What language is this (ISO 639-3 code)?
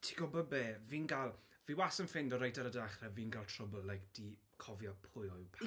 cym